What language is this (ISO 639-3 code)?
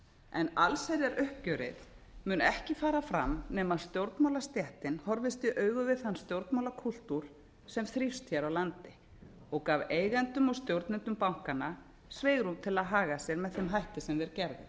isl